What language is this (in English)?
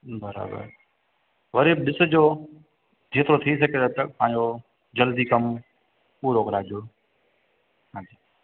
Sindhi